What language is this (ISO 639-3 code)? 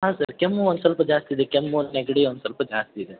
kan